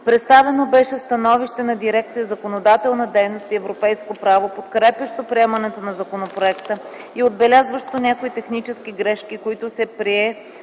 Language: Bulgarian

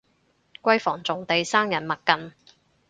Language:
Cantonese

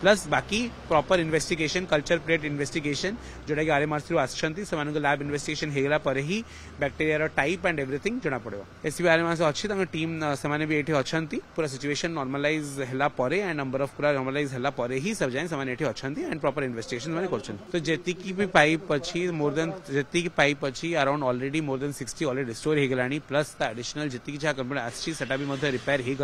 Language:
Hindi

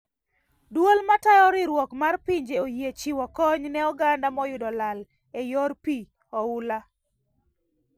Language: Luo (Kenya and Tanzania)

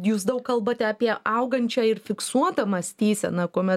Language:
Lithuanian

